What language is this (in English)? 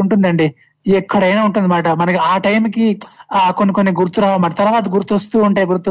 Telugu